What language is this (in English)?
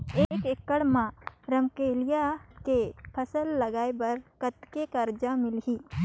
Chhattisgarhi